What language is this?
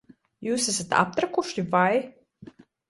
Latvian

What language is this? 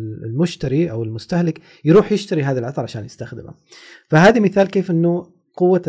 Arabic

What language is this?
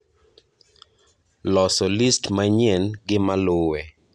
Luo (Kenya and Tanzania)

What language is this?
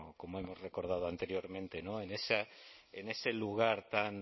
Spanish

